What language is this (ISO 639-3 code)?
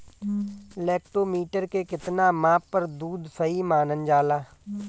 bho